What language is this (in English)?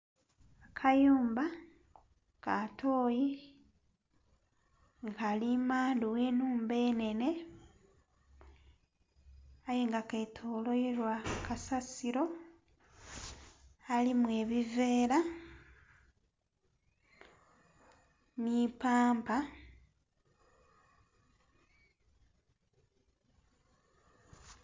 Soga